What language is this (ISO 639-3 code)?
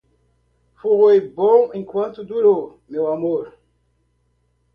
por